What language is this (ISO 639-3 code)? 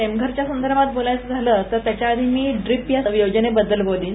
mar